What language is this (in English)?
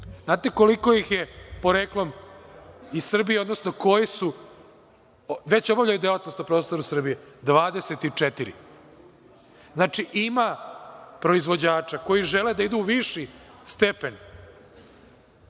Serbian